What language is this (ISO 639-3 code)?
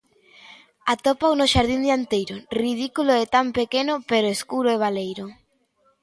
glg